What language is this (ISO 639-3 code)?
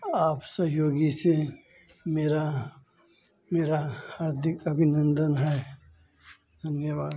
hin